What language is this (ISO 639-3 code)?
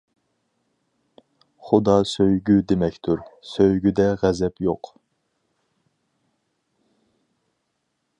uig